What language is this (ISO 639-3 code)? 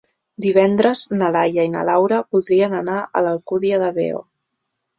cat